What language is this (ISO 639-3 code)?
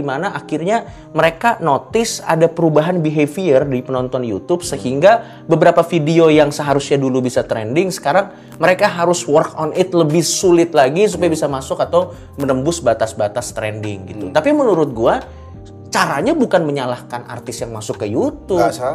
ind